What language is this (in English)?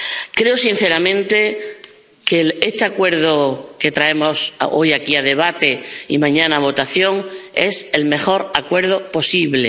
Spanish